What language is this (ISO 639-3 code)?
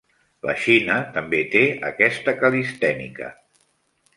cat